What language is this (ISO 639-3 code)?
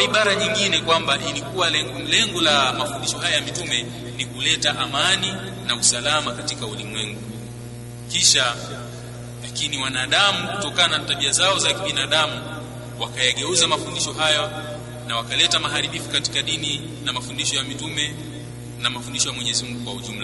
swa